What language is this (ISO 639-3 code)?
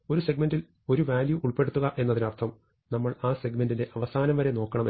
mal